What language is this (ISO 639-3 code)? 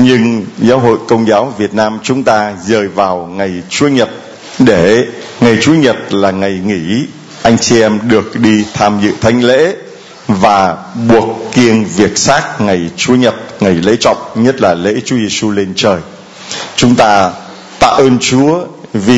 vie